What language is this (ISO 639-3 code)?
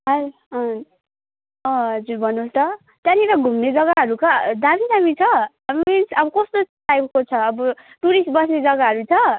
nep